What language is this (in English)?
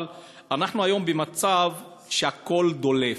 Hebrew